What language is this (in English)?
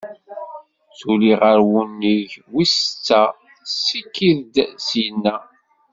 Kabyle